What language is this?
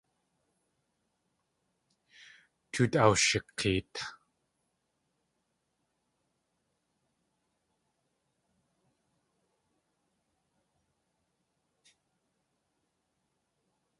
Tlingit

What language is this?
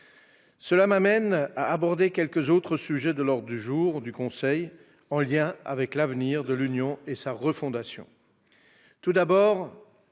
French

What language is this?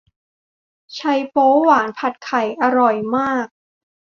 Thai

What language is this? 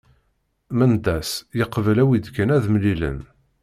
Kabyle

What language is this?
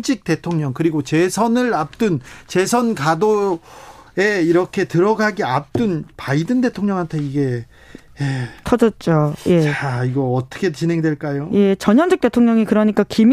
Korean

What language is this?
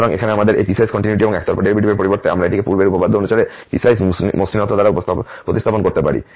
Bangla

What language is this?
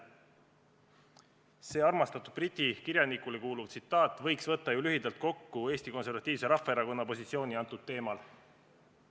Estonian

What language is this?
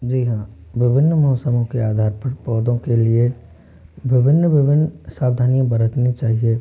Hindi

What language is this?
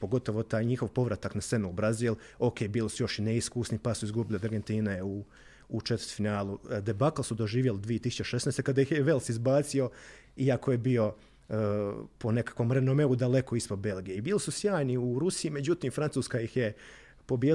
Croatian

